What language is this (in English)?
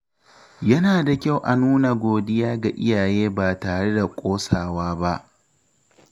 Hausa